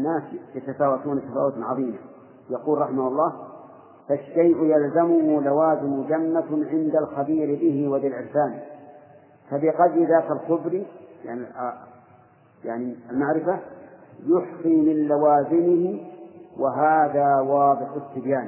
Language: Arabic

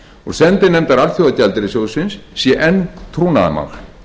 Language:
Icelandic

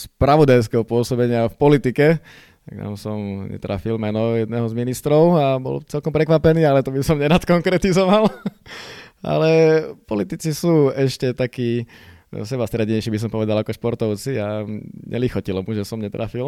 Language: Slovak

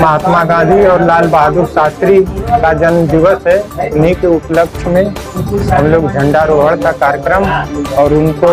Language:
Hindi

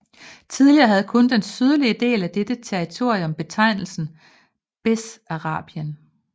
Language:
Danish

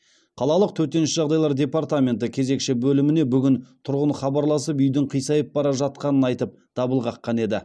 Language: Kazakh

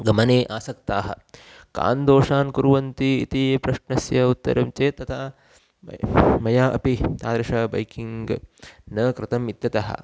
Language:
Sanskrit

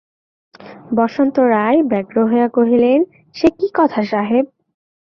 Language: Bangla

